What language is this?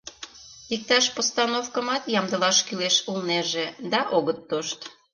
Mari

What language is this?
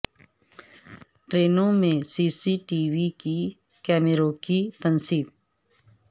Urdu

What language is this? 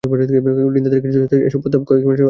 Bangla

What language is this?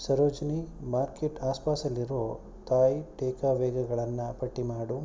Kannada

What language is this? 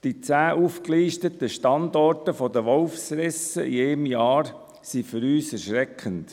Swiss German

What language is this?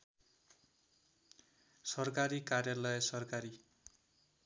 Nepali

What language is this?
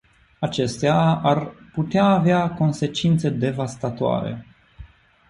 Romanian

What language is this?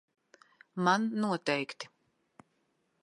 Latvian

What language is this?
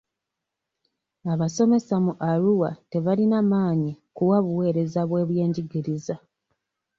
Ganda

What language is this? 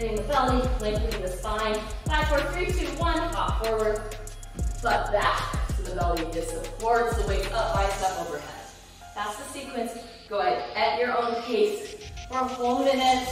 English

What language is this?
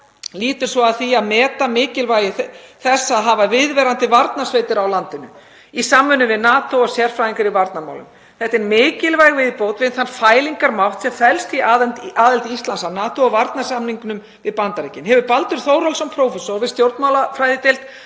Icelandic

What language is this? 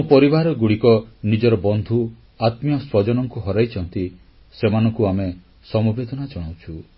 Odia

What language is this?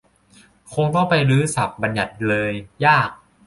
Thai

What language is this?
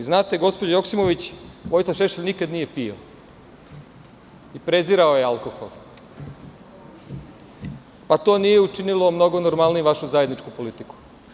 Serbian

